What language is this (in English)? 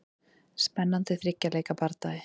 Icelandic